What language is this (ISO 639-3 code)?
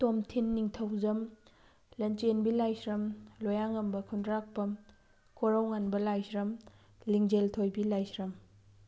mni